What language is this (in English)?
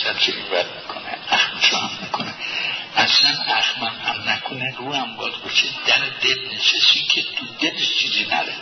Persian